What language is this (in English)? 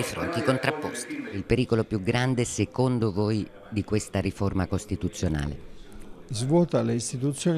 Italian